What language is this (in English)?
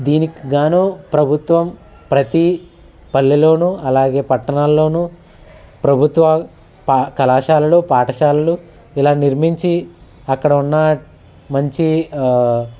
Telugu